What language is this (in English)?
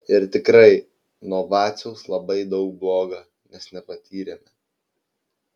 Lithuanian